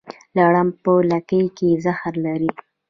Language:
Pashto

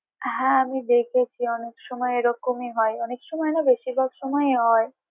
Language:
Bangla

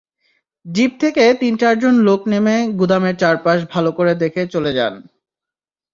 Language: Bangla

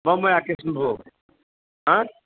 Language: Maithili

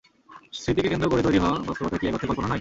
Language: Bangla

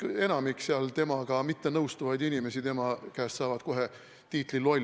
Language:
Estonian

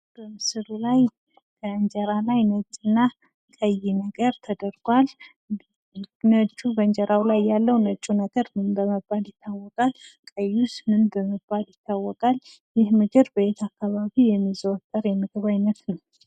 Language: Amharic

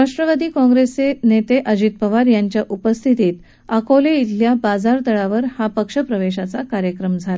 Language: Marathi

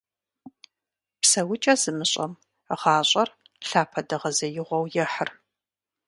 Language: Kabardian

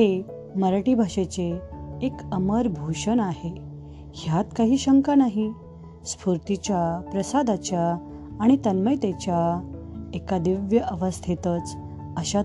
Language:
Marathi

